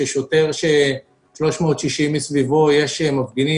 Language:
Hebrew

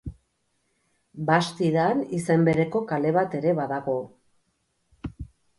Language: Basque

